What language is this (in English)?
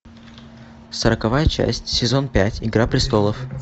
Russian